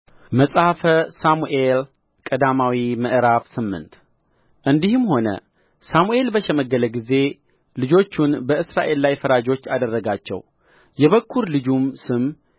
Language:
Amharic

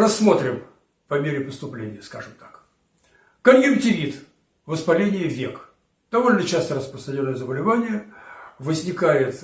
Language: Russian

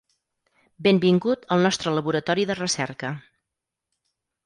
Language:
Catalan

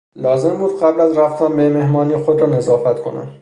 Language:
Persian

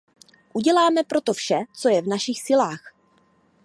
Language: Czech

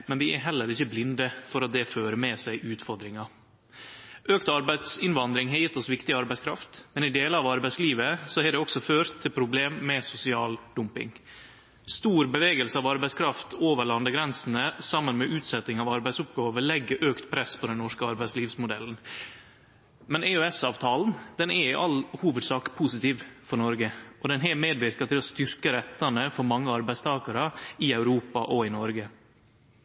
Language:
Norwegian Nynorsk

